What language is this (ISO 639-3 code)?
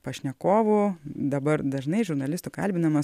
lit